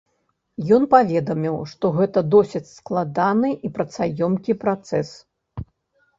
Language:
Belarusian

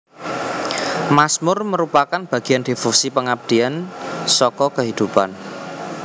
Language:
Javanese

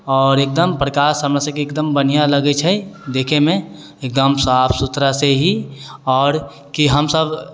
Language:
Maithili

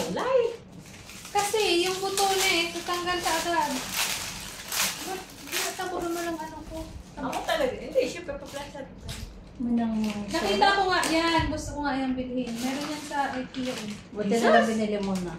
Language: Filipino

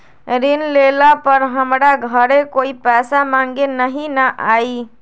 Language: Magahi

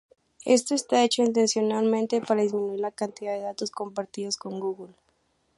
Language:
Spanish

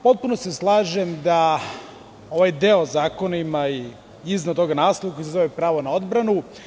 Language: Serbian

